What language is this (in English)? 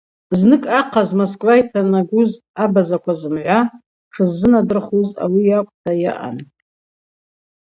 Abaza